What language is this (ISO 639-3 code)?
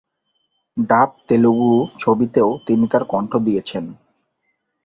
ben